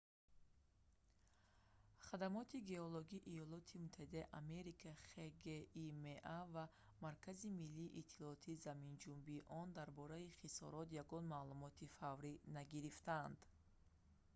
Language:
Tajik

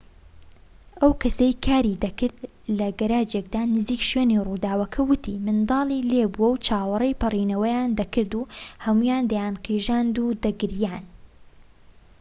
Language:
Central Kurdish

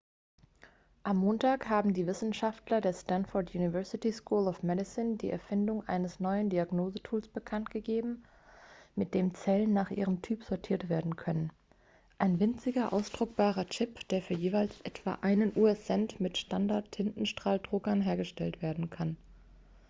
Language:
German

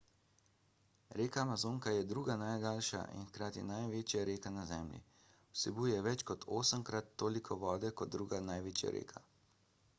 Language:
Slovenian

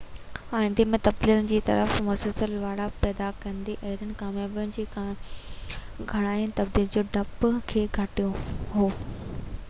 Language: Sindhi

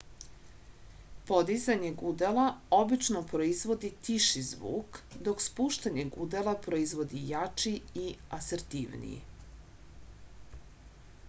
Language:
Serbian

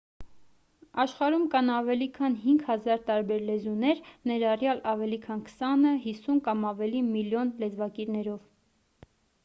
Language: Armenian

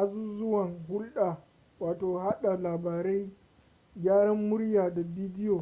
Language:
Hausa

